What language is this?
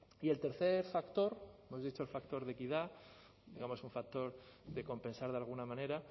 Spanish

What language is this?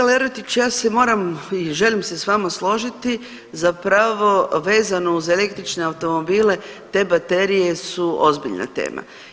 Croatian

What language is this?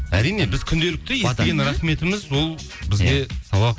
Kazakh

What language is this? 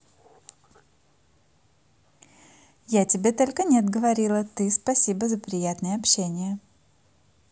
Russian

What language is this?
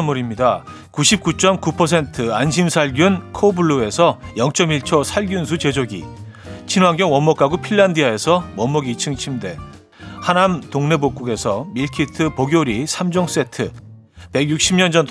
Korean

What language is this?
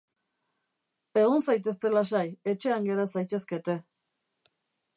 Basque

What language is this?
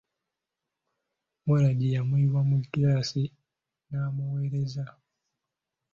Ganda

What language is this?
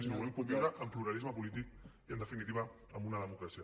Catalan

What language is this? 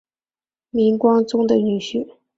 Chinese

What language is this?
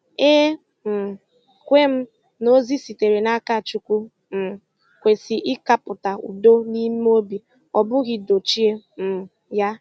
Igbo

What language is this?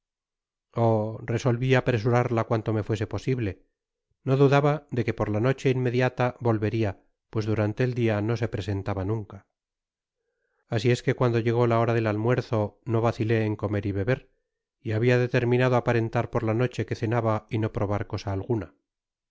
Spanish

